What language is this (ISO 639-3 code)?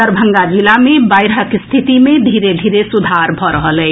mai